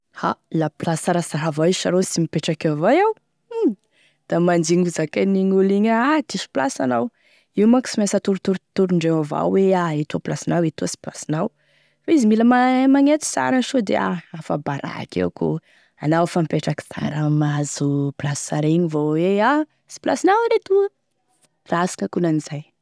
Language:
Tesaka Malagasy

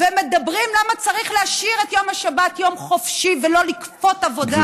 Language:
Hebrew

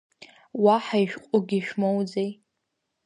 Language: Abkhazian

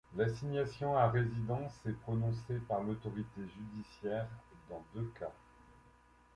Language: French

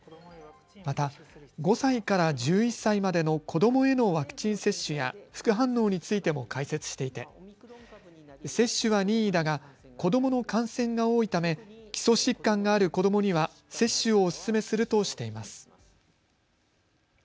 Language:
Japanese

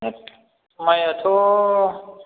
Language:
Bodo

